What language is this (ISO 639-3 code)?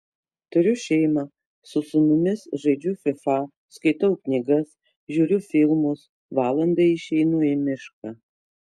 lit